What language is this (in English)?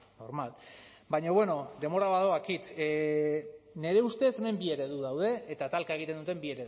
Basque